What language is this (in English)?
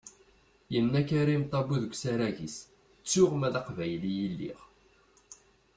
Kabyle